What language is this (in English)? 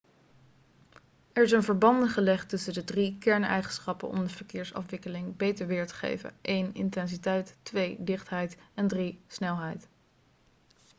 Dutch